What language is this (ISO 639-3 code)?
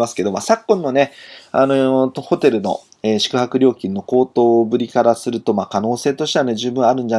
jpn